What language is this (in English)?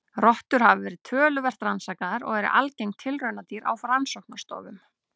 Icelandic